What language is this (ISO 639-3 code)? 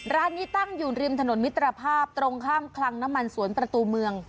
tha